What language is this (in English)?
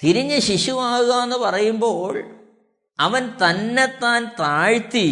Malayalam